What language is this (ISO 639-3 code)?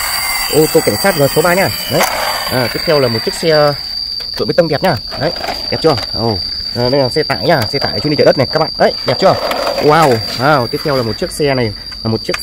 vie